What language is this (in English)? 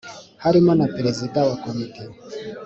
Kinyarwanda